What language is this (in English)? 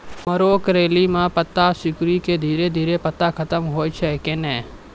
Maithili